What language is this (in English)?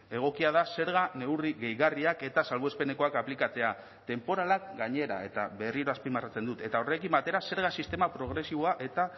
Basque